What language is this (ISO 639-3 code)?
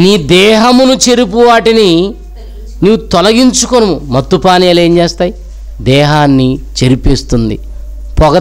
tel